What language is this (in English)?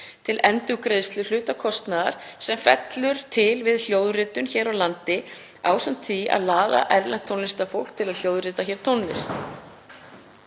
Icelandic